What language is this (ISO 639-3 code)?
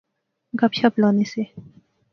phr